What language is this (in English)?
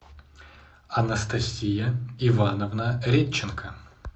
Russian